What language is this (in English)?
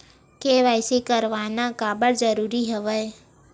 Chhattisgarhi